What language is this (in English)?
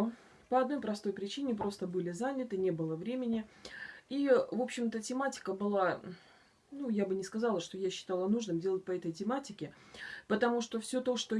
Russian